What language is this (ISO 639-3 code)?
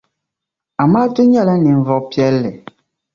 dag